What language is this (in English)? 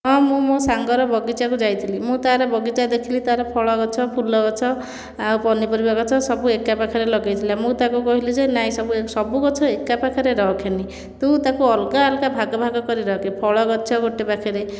Odia